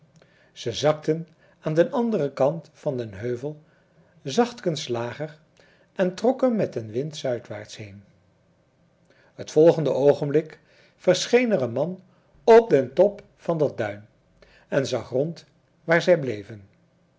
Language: Dutch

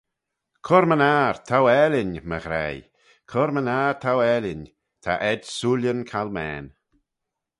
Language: Manx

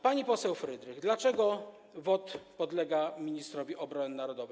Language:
Polish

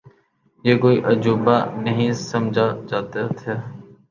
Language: Urdu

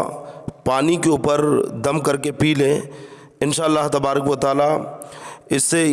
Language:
Hindi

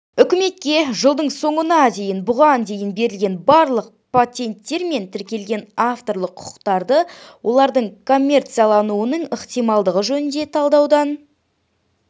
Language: Kazakh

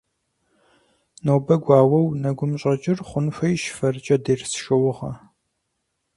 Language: Kabardian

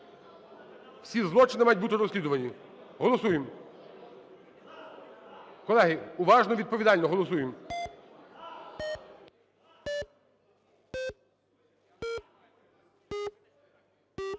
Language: Ukrainian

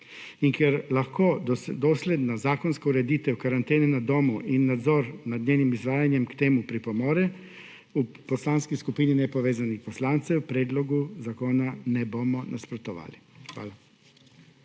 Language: Slovenian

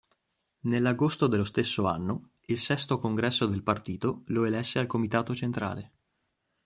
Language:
Italian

